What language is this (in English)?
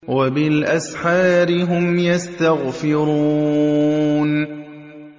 Arabic